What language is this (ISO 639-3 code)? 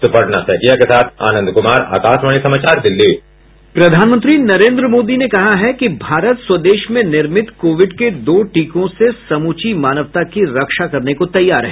hin